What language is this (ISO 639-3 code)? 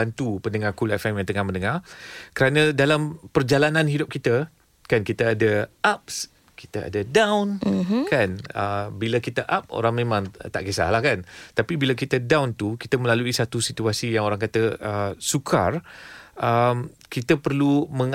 msa